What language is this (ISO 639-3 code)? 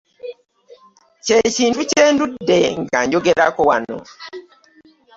lug